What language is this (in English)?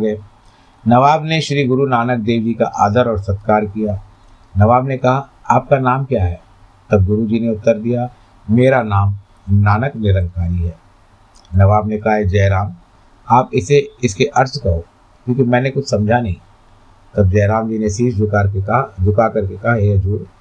Hindi